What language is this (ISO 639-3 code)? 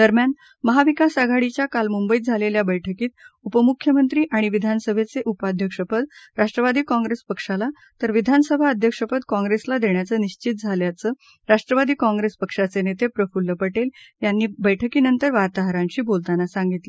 mar